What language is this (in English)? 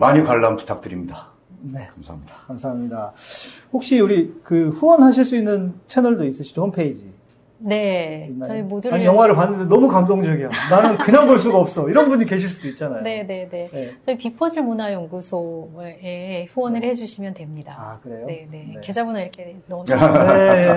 Korean